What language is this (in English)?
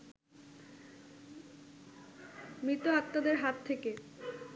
Bangla